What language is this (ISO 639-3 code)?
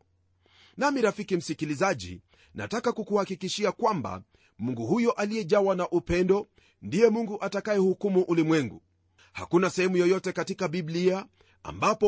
swa